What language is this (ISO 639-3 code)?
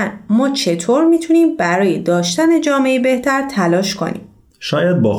fas